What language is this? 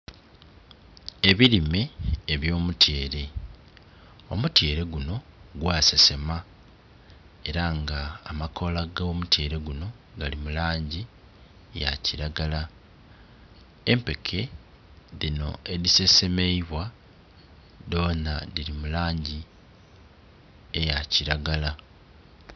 Soga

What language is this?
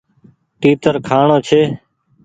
Goaria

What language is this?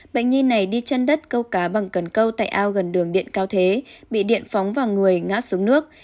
Vietnamese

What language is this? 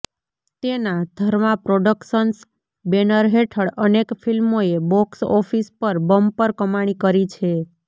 Gujarati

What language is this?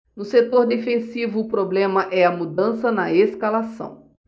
Portuguese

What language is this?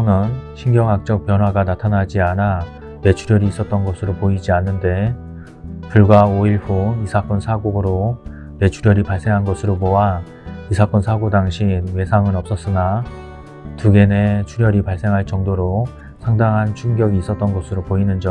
Korean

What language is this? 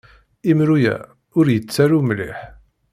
Kabyle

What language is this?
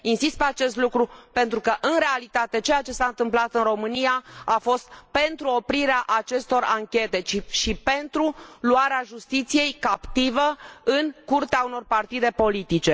Romanian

